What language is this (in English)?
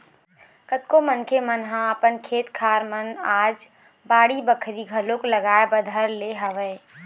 Chhattisgarhi